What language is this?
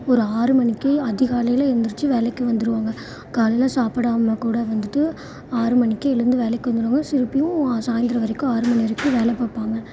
Tamil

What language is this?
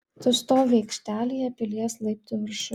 Lithuanian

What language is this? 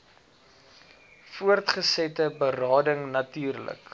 Afrikaans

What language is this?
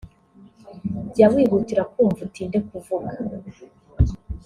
Kinyarwanda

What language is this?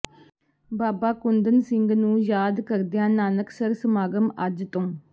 Punjabi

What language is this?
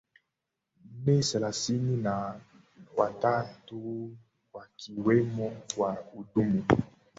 Swahili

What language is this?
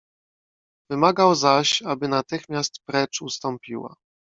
Polish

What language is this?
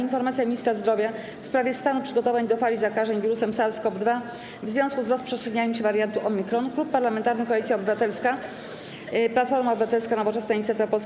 Polish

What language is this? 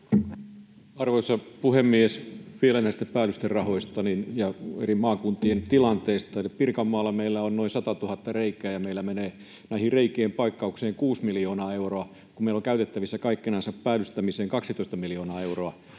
Finnish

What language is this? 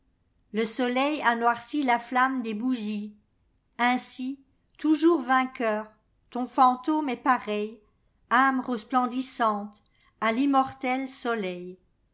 French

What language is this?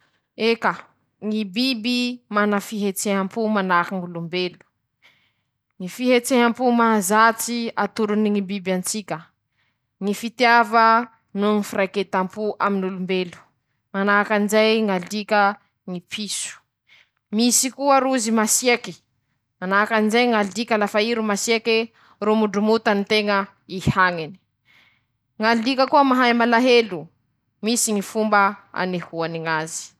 Masikoro Malagasy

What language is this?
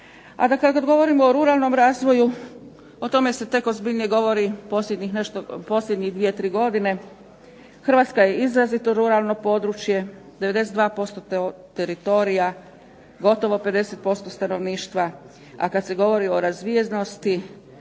Croatian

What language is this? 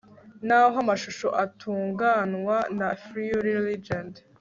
Kinyarwanda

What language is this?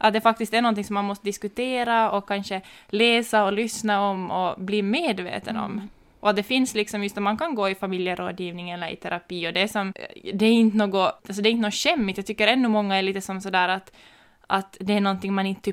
Swedish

